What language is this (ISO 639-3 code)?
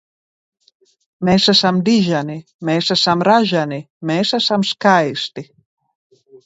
lav